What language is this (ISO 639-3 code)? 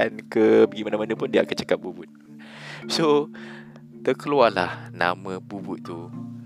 msa